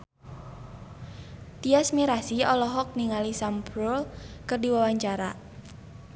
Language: Sundanese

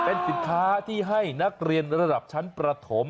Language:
Thai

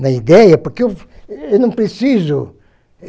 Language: Portuguese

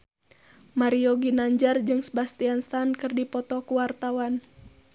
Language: Sundanese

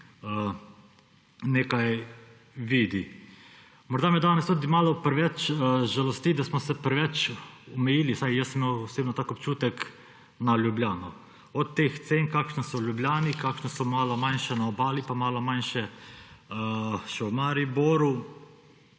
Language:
Slovenian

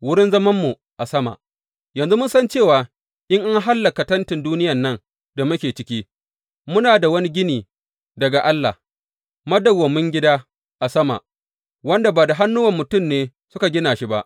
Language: Hausa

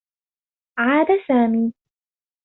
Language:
Arabic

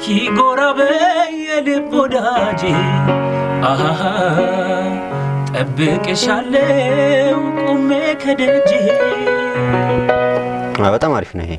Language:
Amharic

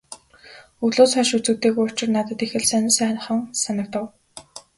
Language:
Mongolian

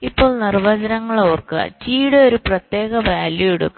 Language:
Malayalam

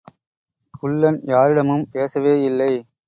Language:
Tamil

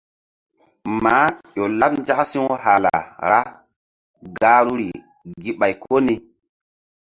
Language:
Mbum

